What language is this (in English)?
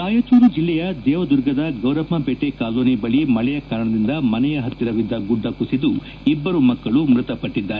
Kannada